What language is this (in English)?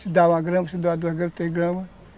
Portuguese